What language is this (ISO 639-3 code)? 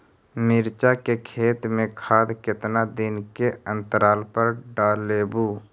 mag